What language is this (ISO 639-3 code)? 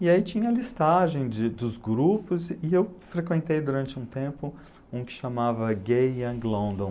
por